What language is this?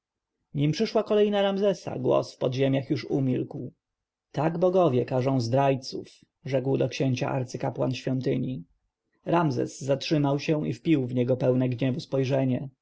Polish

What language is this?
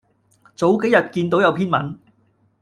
Cantonese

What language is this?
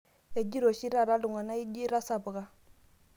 Masai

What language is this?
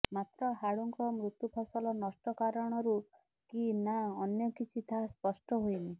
Odia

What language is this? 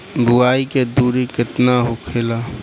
Bhojpuri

